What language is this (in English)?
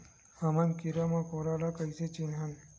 Chhattisgarhi